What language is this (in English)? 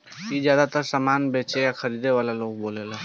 Bhojpuri